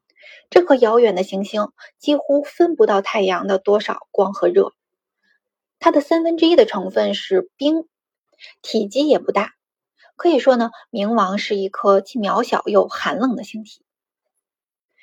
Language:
Chinese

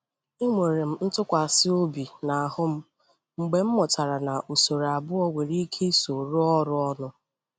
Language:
Igbo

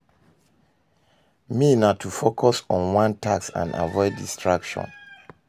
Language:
Nigerian Pidgin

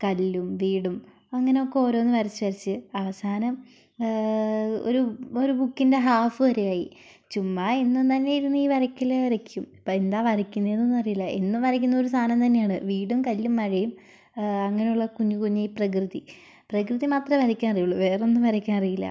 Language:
Malayalam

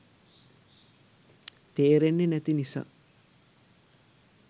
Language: Sinhala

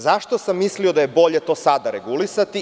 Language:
Serbian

